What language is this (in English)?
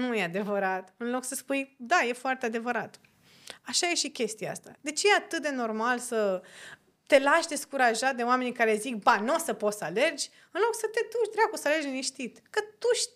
Romanian